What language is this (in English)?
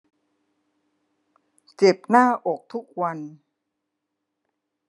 Thai